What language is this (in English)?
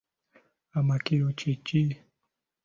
Ganda